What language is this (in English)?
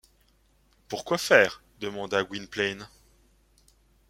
French